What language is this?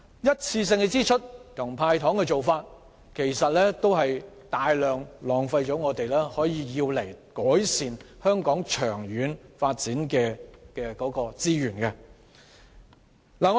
Cantonese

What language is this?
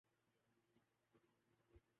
Urdu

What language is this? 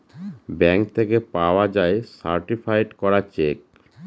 Bangla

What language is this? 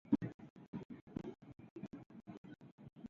Japanese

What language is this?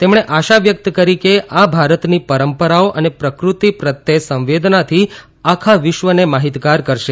Gujarati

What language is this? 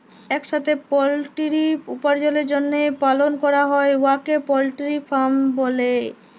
Bangla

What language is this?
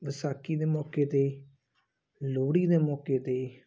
Punjabi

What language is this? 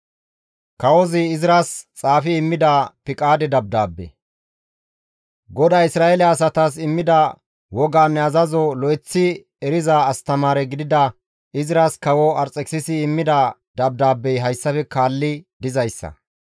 Gamo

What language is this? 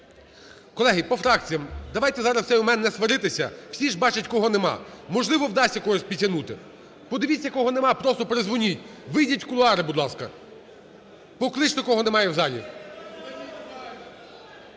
Ukrainian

